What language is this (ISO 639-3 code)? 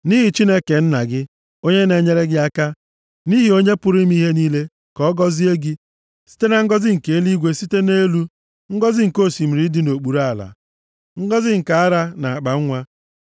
ibo